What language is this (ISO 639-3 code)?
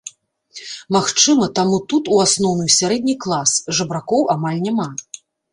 bel